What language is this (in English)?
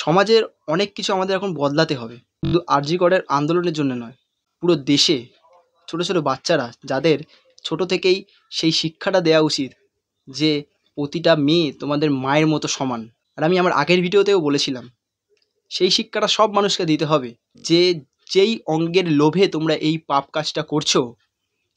Bangla